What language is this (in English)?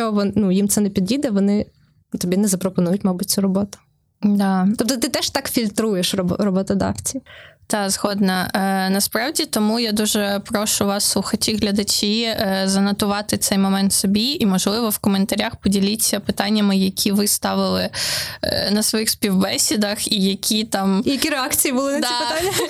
Ukrainian